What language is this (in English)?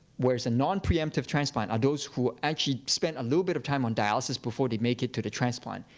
English